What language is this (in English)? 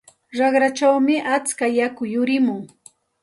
Santa Ana de Tusi Pasco Quechua